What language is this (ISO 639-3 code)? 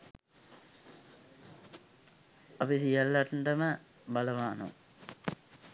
sin